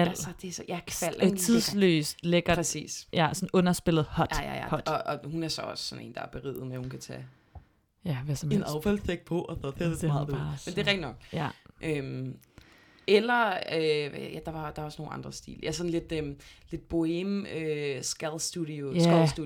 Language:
Danish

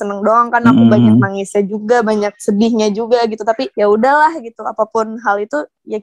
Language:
Indonesian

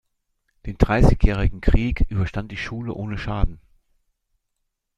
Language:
German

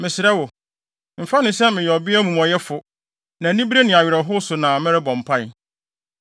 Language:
Akan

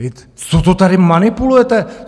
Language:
Czech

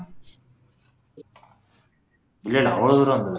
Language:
Tamil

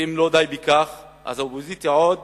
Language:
Hebrew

